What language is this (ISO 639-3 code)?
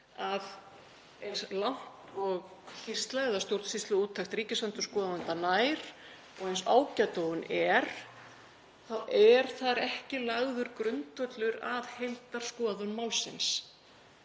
isl